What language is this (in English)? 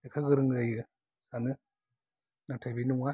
Bodo